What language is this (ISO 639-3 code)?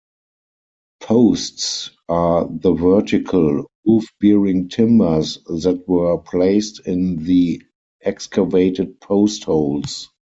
eng